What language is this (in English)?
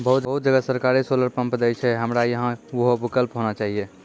Maithili